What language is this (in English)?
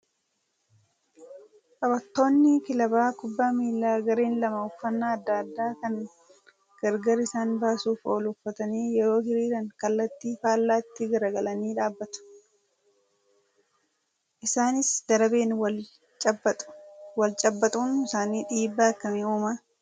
Oromo